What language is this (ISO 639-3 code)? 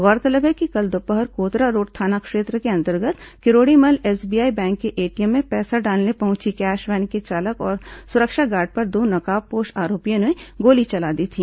hin